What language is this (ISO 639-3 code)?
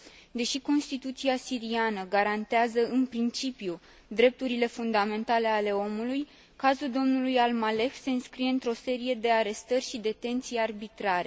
ron